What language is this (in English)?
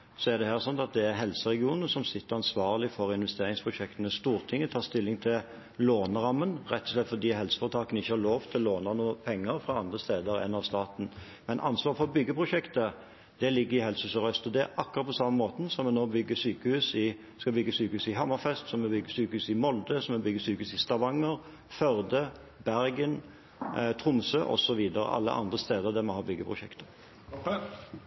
Norwegian